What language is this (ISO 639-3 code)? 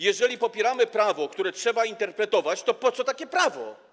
pol